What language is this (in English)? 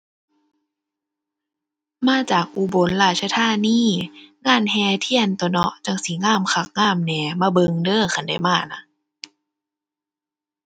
Thai